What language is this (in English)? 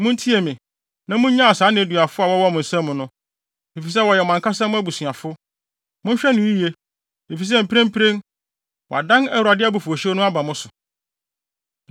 Akan